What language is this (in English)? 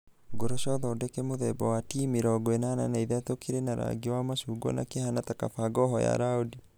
Kikuyu